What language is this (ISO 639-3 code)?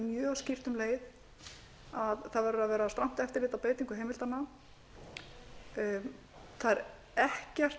isl